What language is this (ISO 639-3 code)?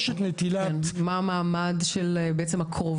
heb